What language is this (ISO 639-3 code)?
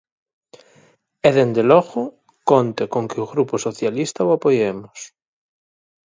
glg